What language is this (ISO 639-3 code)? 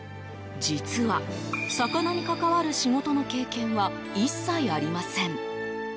jpn